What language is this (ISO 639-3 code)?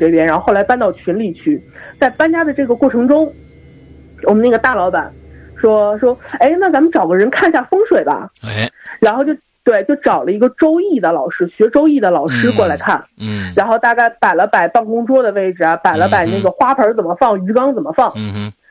zho